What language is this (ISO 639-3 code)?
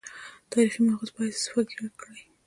pus